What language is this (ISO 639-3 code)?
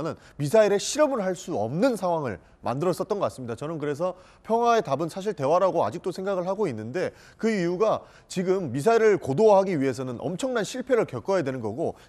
kor